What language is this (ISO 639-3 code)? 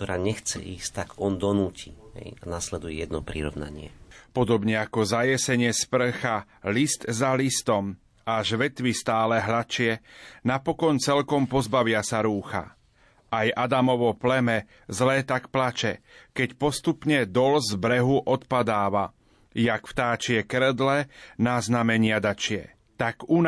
slk